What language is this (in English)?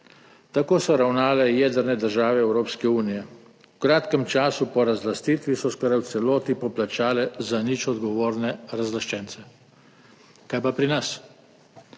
Slovenian